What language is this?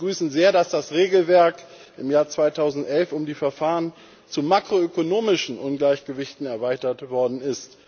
German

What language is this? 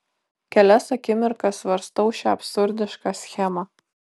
Lithuanian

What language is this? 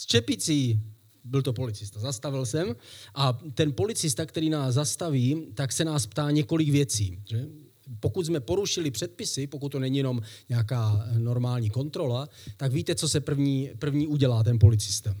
Czech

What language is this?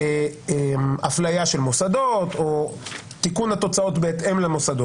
Hebrew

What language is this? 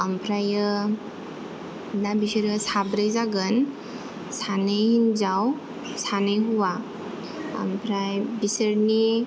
Bodo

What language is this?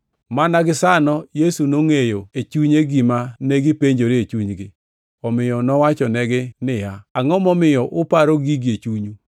Luo (Kenya and Tanzania)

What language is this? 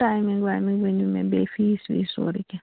Kashmiri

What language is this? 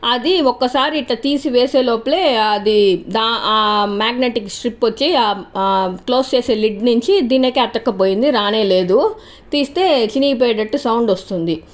Telugu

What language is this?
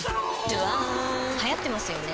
Japanese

